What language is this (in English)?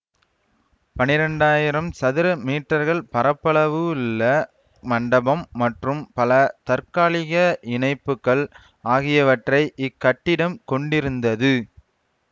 Tamil